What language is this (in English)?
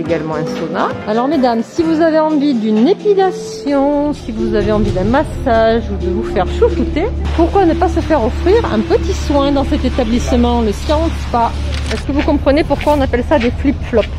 French